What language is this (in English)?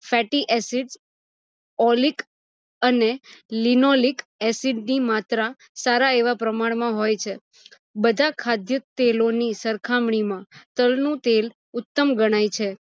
Gujarati